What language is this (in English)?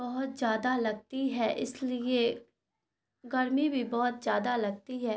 Urdu